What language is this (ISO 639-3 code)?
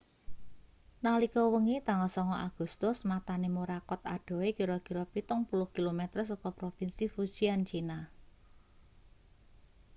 jav